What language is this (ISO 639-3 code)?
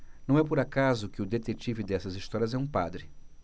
por